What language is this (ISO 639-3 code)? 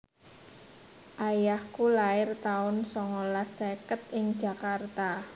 jav